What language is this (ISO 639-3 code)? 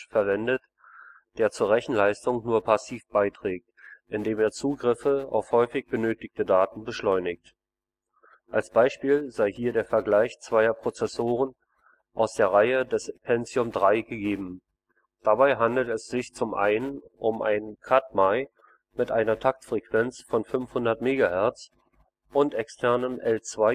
deu